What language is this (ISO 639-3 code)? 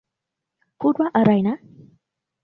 tha